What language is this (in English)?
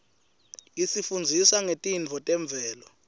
Swati